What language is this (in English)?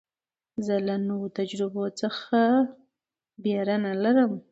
Pashto